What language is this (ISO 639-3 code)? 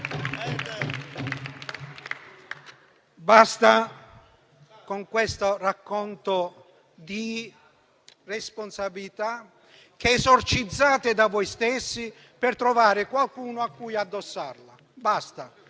ita